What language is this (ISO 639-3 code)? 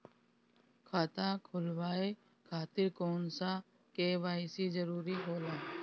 bho